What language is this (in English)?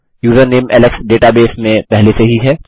Hindi